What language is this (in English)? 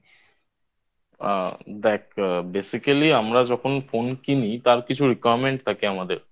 Bangla